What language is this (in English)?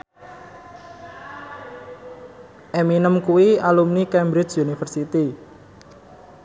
Javanese